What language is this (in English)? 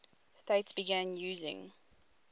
English